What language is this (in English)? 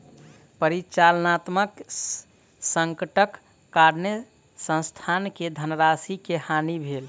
Maithili